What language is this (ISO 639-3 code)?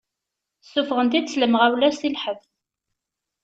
kab